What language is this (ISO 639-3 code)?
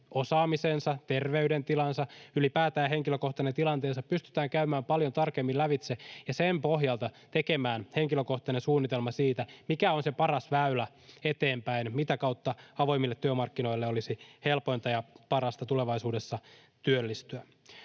fin